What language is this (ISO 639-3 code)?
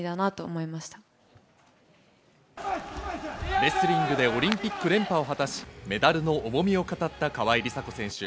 jpn